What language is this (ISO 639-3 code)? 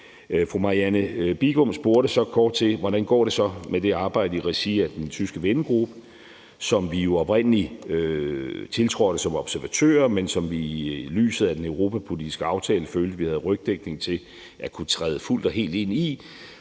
dan